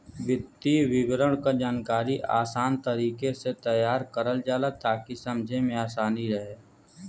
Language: Bhojpuri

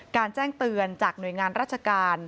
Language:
Thai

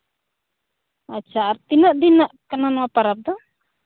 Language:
Santali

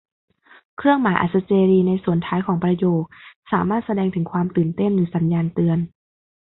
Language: Thai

